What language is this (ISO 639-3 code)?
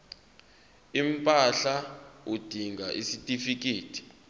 zul